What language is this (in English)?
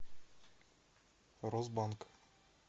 Russian